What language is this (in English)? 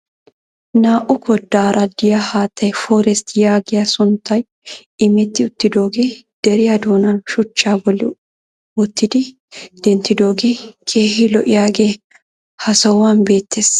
Wolaytta